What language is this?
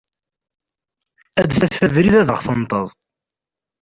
Kabyle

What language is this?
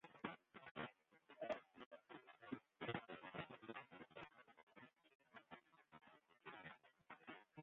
Western Frisian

